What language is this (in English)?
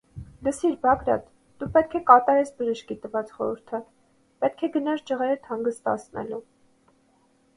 Armenian